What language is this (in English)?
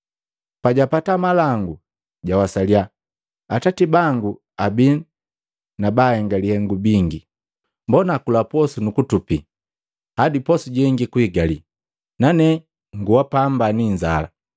Matengo